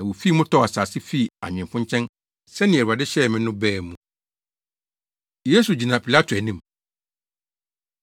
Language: Akan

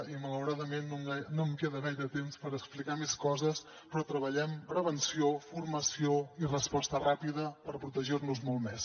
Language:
Catalan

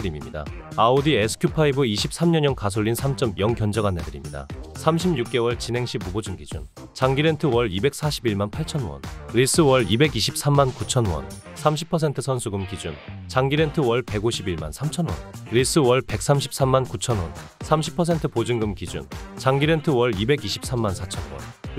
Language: Korean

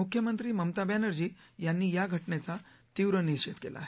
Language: Marathi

